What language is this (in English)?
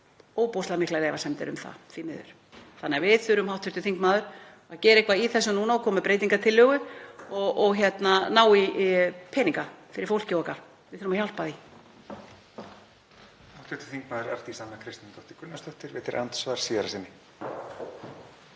Icelandic